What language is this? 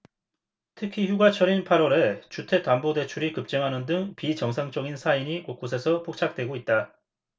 Korean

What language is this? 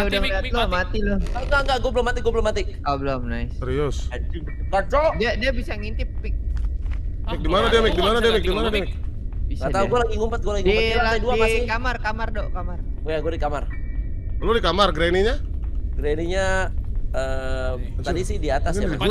Indonesian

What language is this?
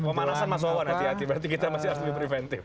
Indonesian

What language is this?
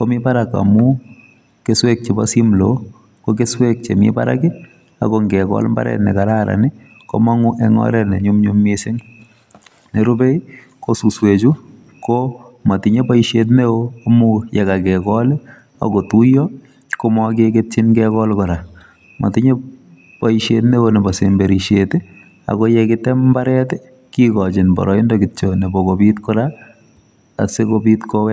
Kalenjin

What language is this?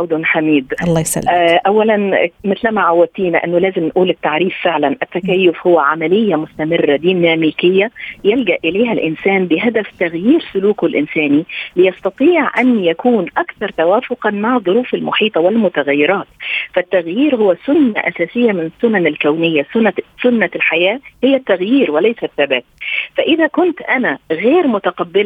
Arabic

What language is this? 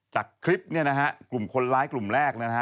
Thai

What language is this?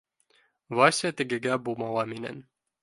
Bashkir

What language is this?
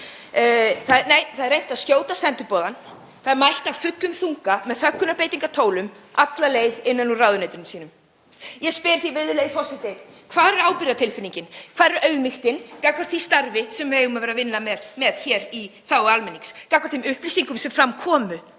Icelandic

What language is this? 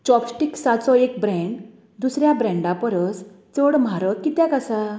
Konkani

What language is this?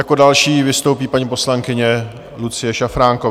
Czech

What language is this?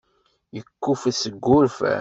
Kabyle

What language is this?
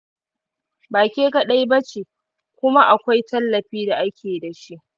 Hausa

